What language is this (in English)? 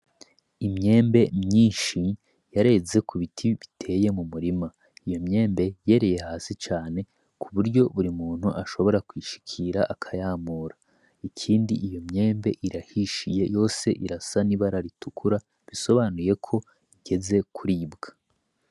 Rundi